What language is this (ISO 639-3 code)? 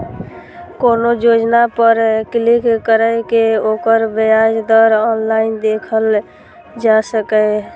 mai